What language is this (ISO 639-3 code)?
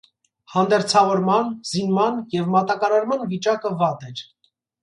hye